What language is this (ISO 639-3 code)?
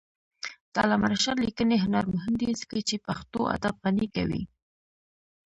pus